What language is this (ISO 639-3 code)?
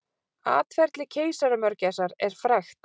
isl